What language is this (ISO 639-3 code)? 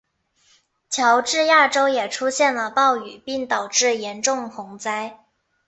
zho